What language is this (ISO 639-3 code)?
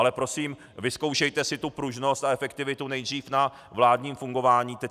ces